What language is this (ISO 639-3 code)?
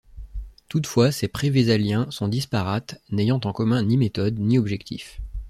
fra